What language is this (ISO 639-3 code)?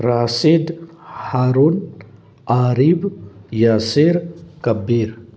mni